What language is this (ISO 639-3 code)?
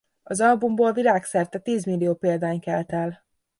hun